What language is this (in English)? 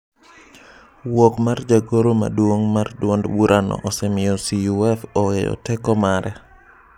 Luo (Kenya and Tanzania)